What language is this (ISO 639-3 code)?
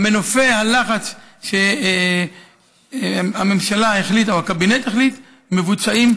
heb